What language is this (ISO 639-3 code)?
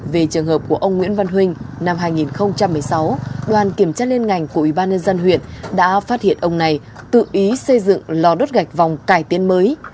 vie